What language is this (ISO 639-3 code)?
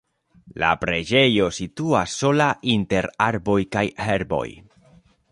epo